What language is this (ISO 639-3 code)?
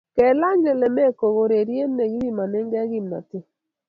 kln